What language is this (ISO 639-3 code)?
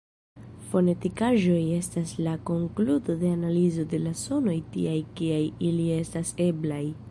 epo